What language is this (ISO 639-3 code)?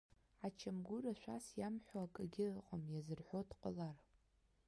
abk